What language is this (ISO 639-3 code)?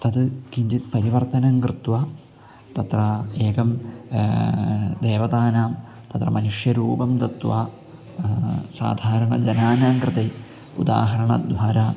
san